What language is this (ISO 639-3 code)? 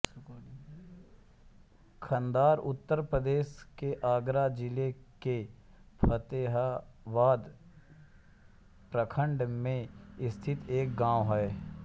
hin